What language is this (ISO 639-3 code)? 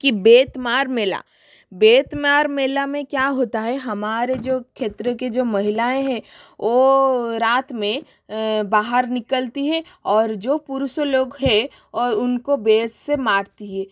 hin